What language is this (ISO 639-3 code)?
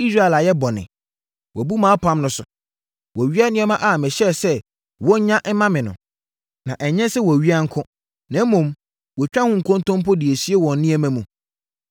aka